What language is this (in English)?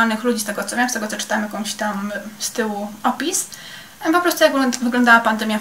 Polish